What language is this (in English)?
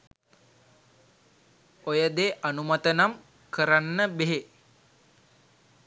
Sinhala